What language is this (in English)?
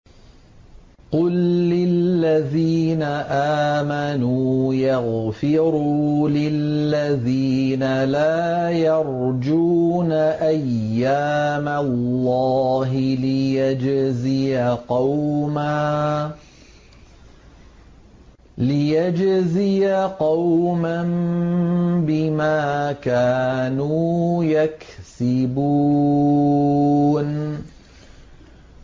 Arabic